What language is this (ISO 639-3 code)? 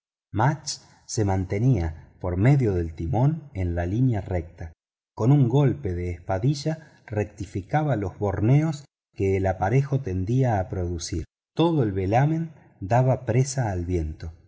spa